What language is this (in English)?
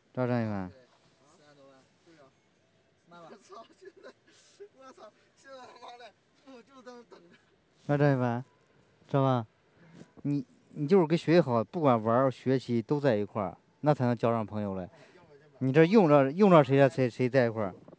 Chinese